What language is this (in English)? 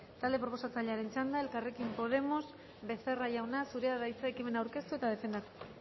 Basque